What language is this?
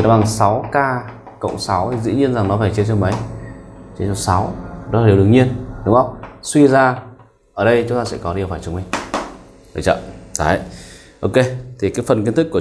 Vietnamese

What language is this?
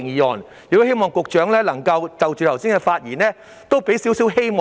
Cantonese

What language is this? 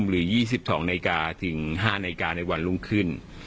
Thai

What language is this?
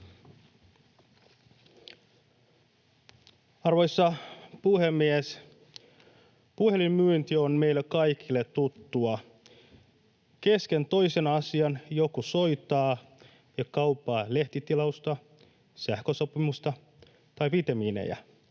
Finnish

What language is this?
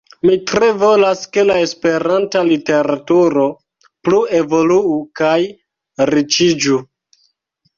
Esperanto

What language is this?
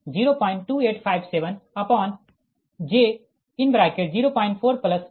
Hindi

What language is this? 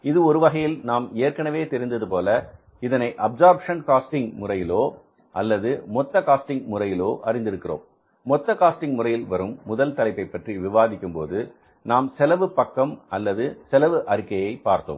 Tamil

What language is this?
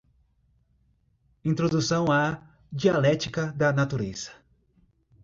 Portuguese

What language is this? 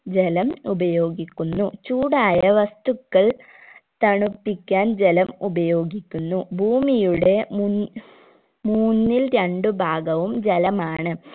Malayalam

